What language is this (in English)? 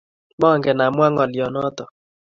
Kalenjin